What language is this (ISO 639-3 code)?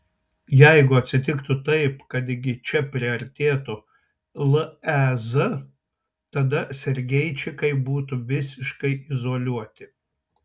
lit